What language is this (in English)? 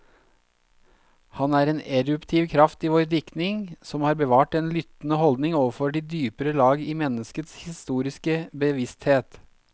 Norwegian